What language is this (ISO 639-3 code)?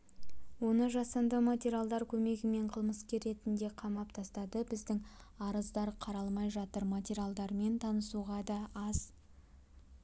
kaz